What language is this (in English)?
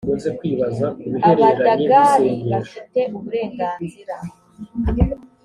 Kinyarwanda